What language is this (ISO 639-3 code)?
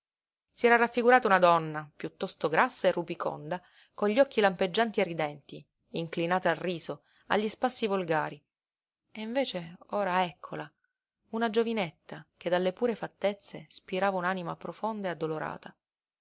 ita